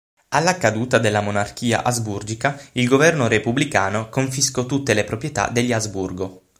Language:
Italian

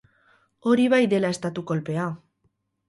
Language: Basque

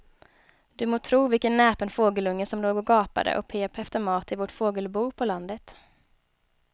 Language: Swedish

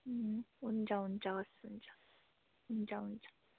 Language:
Nepali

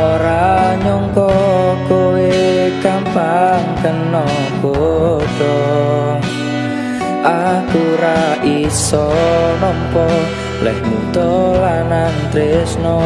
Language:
Indonesian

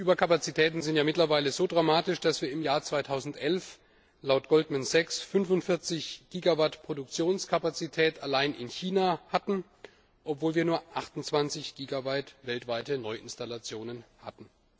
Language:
German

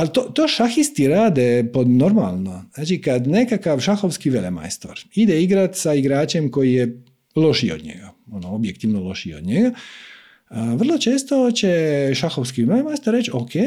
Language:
Croatian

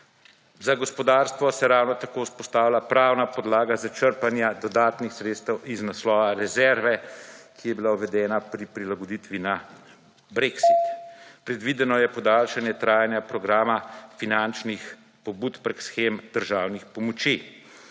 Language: Slovenian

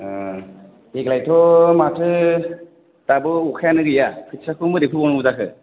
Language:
Bodo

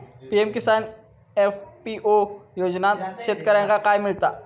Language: Marathi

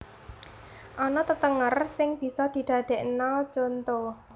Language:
Javanese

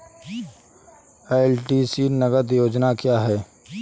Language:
Hindi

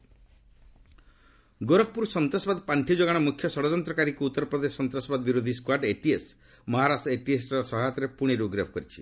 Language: Odia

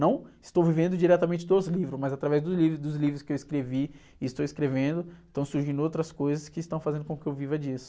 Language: Portuguese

